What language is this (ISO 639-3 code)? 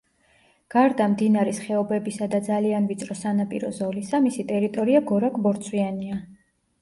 kat